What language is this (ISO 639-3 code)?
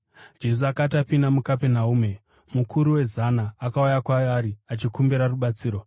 sna